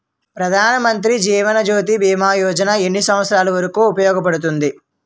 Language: Telugu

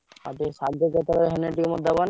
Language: Odia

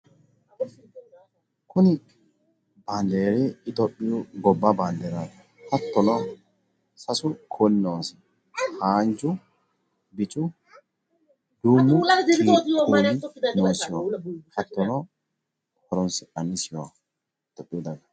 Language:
Sidamo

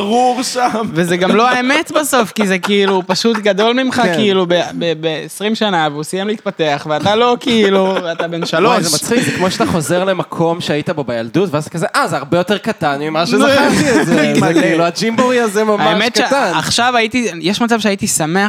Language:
Hebrew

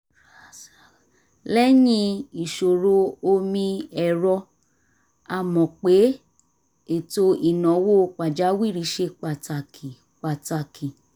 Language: Yoruba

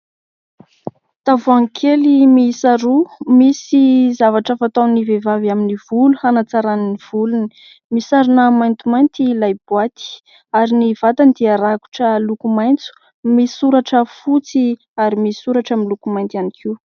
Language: Malagasy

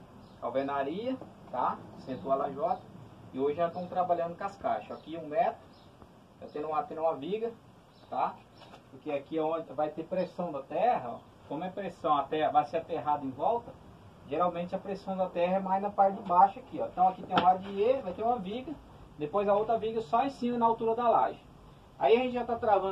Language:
Portuguese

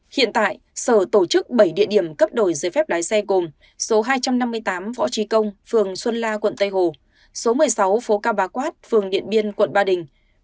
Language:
Vietnamese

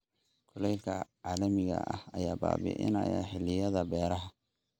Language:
Somali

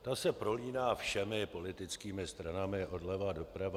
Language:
Czech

